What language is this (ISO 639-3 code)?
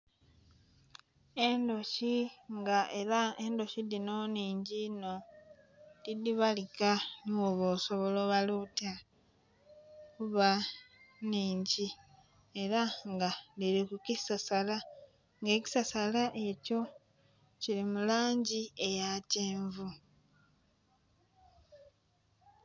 xog